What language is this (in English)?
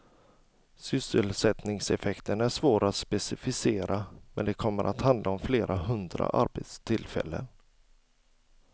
Swedish